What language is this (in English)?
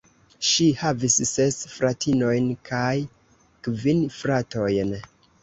Esperanto